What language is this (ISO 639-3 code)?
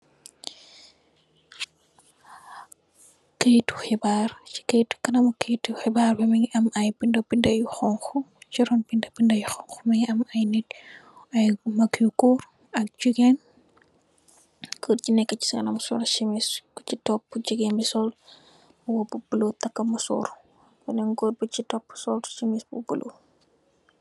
wol